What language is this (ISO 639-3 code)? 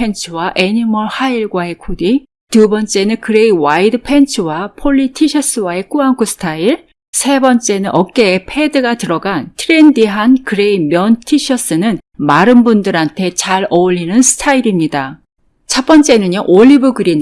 kor